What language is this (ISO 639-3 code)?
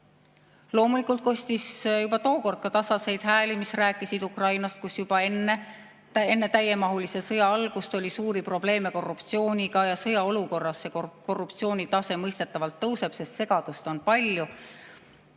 est